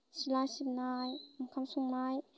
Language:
Bodo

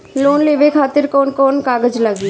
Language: Bhojpuri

